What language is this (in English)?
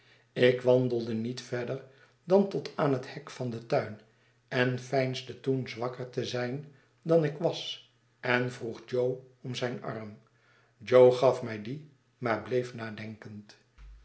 Dutch